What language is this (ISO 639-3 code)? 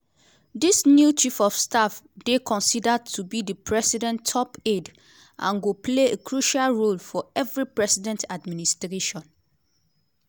pcm